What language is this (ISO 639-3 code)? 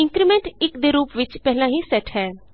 pan